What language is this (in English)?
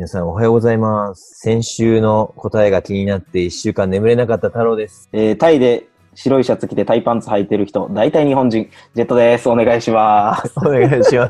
Japanese